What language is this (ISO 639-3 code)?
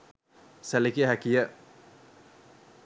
sin